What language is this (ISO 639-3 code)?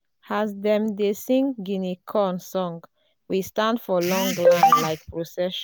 pcm